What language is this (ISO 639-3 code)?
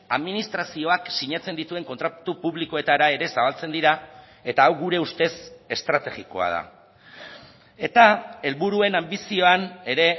eus